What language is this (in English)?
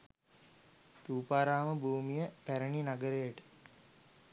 Sinhala